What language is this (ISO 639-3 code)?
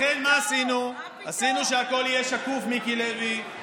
heb